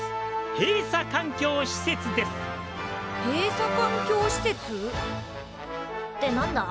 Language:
Japanese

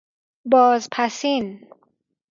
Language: Persian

